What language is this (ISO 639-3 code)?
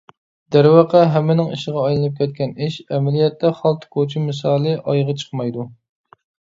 uig